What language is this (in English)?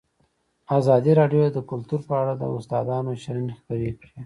Pashto